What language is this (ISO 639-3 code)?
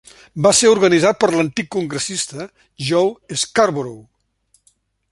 cat